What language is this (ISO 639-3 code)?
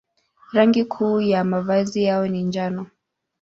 swa